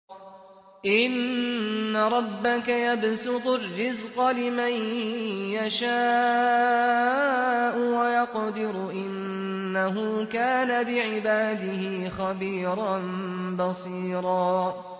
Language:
Arabic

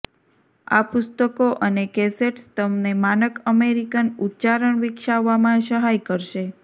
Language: Gujarati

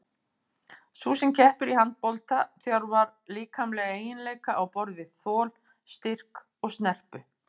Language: Icelandic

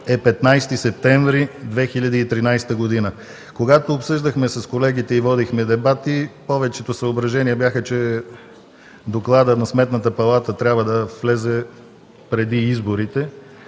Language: Bulgarian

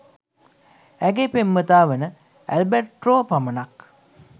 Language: Sinhala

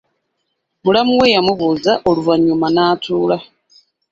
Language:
Ganda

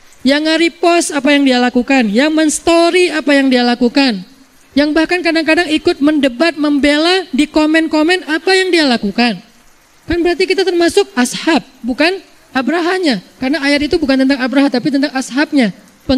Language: Indonesian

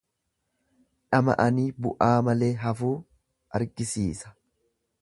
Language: Oromo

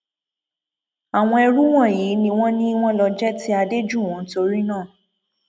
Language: Yoruba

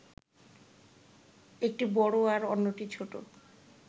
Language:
Bangla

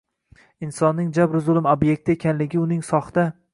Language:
Uzbek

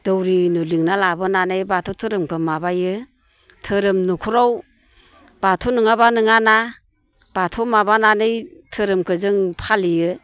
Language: Bodo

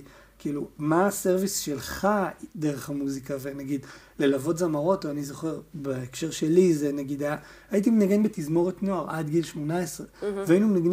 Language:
Hebrew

